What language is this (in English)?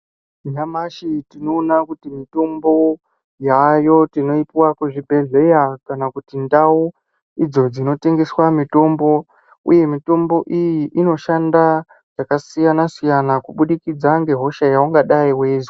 Ndau